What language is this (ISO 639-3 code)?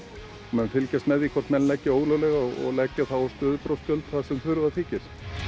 isl